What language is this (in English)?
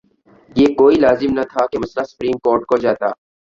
Urdu